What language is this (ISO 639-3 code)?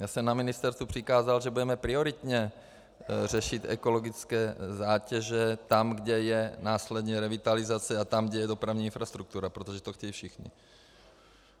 ces